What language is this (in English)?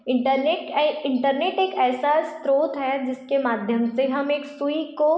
Hindi